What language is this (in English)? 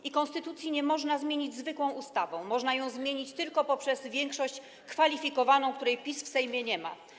Polish